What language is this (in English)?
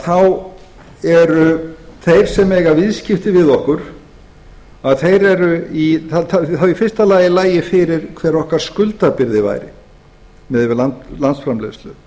Icelandic